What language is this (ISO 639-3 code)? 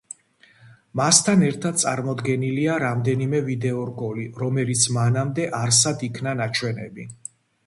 kat